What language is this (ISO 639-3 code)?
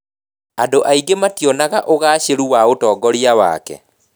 kik